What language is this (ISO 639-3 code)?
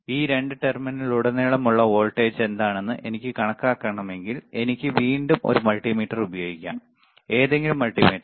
mal